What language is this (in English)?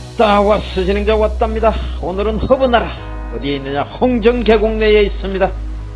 Korean